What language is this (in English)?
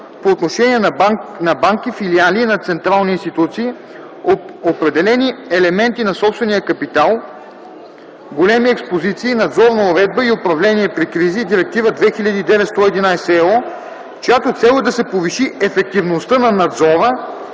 Bulgarian